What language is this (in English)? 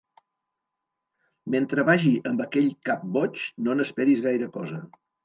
Catalan